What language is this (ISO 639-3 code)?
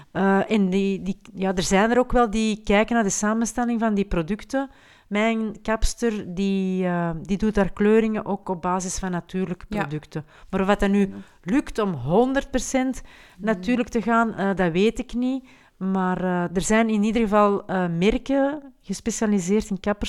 nld